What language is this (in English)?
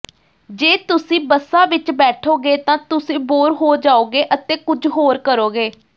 Punjabi